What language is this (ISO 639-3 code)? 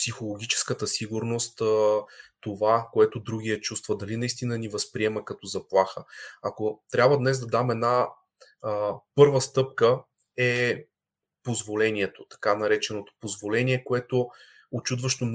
bul